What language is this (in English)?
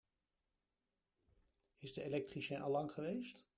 Dutch